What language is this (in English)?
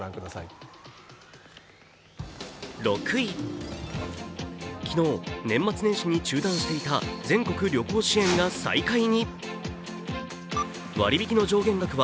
Japanese